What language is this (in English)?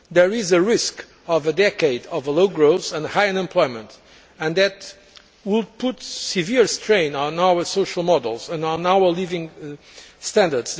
English